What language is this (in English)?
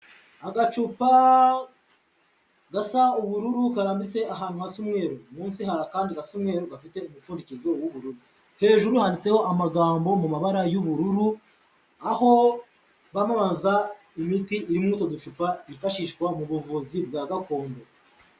Kinyarwanda